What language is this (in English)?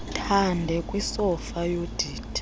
Xhosa